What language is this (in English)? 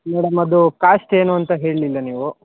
Kannada